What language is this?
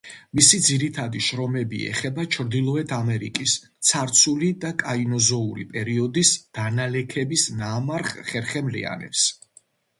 Georgian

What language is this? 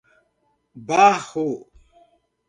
Portuguese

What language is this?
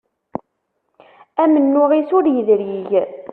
Kabyle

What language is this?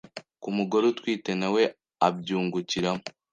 Kinyarwanda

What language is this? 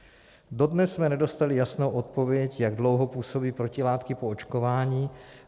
Czech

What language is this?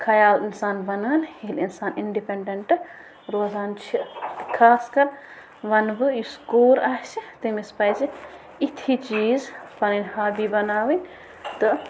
Kashmiri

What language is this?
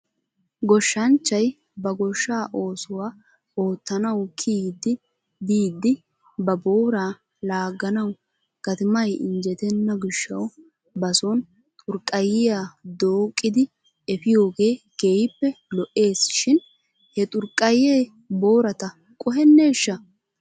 Wolaytta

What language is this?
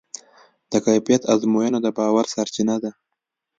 Pashto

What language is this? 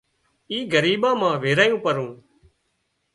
Wadiyara Koli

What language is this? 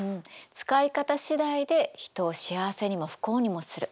Japanese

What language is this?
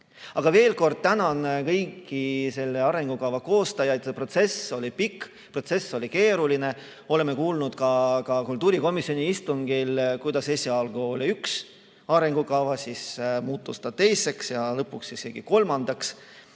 Estonian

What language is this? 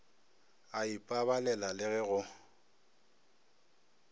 Northern Sotho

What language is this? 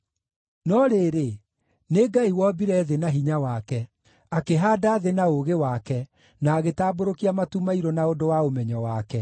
Kikuyu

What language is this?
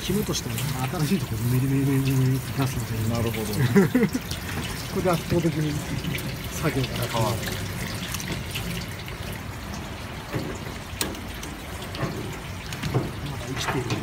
Japanese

